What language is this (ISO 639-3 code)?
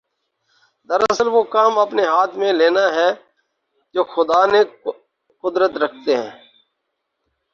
urd